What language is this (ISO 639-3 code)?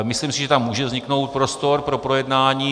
ces